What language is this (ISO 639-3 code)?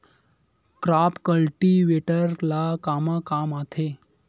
hne